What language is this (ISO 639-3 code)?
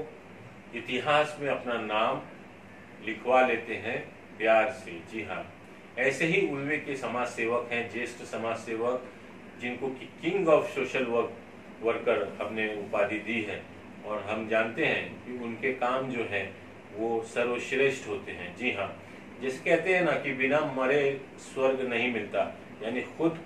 hin